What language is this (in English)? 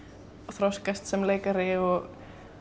Icelandic